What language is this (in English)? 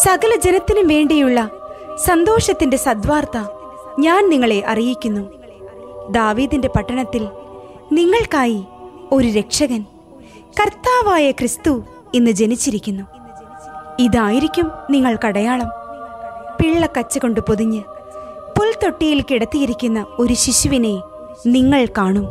Turkish